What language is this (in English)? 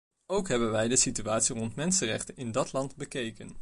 Dutch